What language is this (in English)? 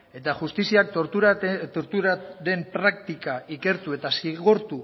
Basque